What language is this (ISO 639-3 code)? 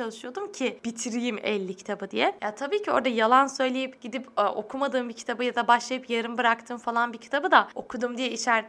tur